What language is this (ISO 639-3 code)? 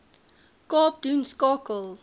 afr